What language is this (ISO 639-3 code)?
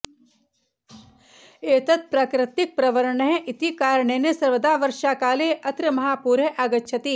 san